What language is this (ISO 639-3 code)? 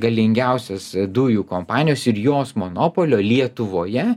lit